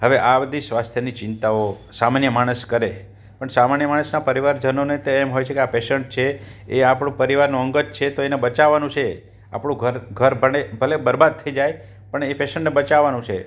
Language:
Gujarati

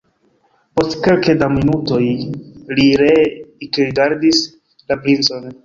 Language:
Esperanto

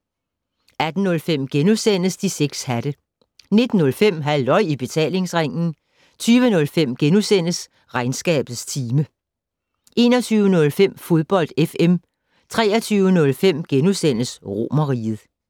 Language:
Danish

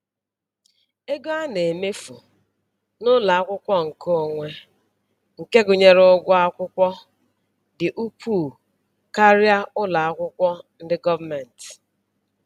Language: Igbo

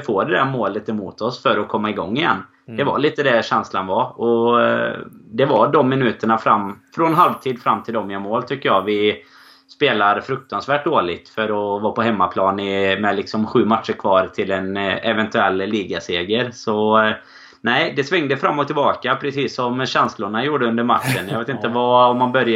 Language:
Swedish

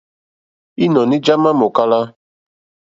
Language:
Mokpwe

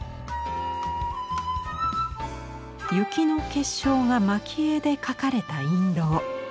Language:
Japanese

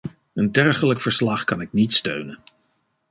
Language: Dutch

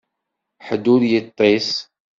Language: Kabyle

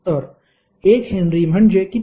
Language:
Marathi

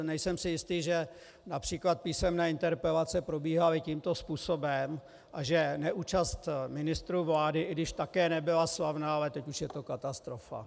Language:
Czech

